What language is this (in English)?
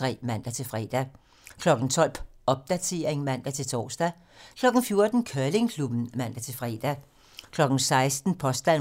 Danish